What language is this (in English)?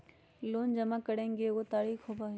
Magahi